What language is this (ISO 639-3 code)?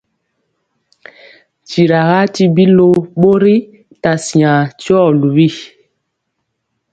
mcx